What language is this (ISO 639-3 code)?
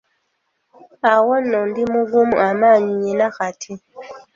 lug